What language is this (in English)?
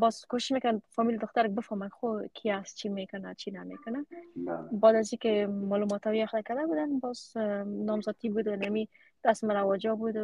Persian